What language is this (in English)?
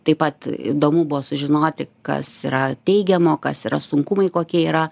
Lithuanian